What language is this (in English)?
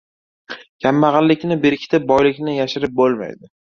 Uzbek